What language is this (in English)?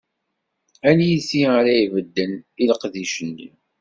Kabyle